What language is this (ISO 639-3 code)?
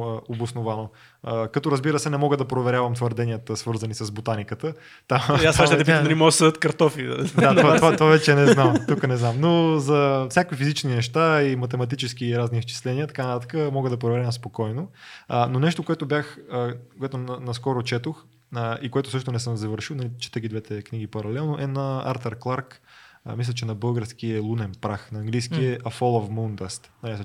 bul